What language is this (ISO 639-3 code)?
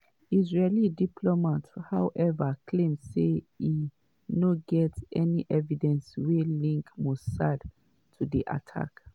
pcm